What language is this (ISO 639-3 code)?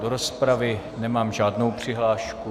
ces